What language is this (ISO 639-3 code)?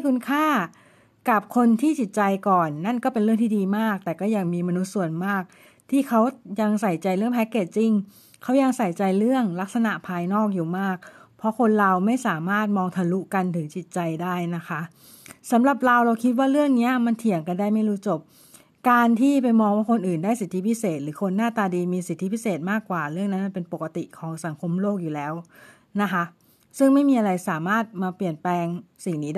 tha